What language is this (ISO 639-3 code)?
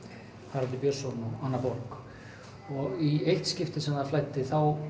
isl